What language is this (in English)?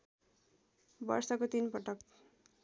Nepali